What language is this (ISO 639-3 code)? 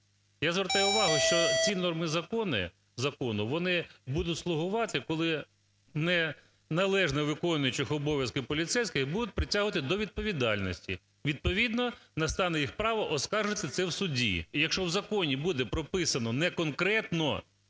ukr